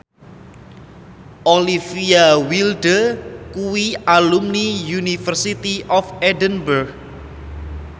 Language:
Javanese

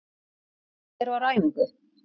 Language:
Icelandic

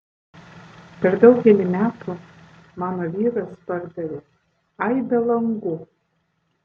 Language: Lithuanian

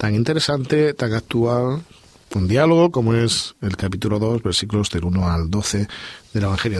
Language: Spanish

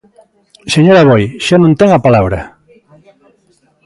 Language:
Galician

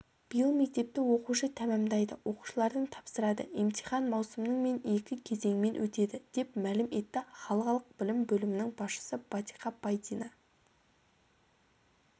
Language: Kazakh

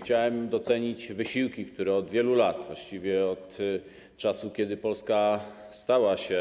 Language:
Polish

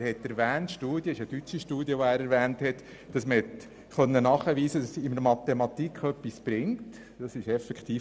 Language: Swiss German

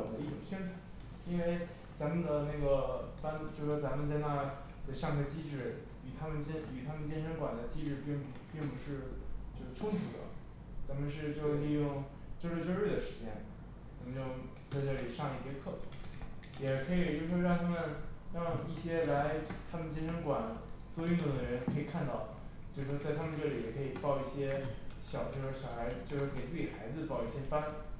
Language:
Chinese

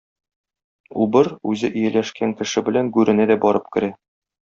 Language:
Tatar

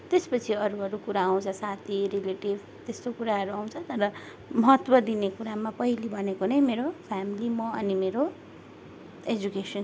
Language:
Nepali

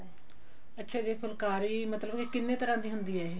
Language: Punjabi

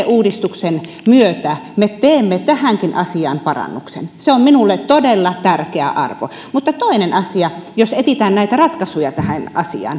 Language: Finnish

